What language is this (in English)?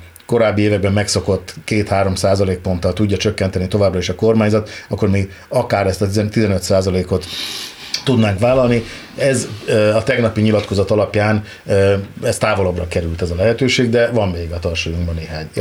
Hungarian